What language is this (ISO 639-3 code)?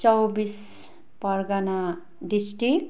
nep